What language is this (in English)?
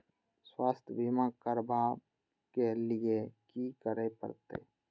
Maithili